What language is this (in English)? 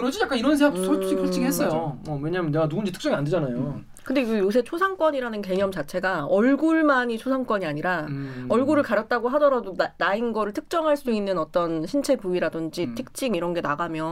Korean